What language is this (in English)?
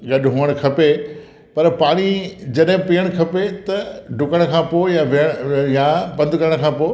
Sindhi